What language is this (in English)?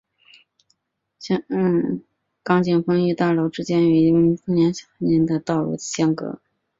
Chinese